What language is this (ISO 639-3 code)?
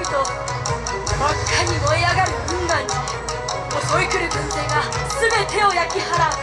jpn